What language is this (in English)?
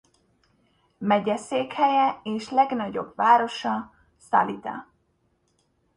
Hungarian